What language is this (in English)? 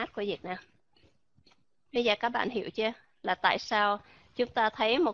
Vietnamese